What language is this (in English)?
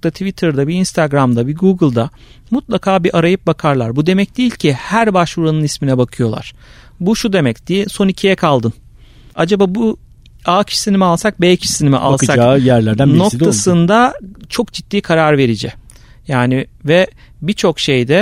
Turkish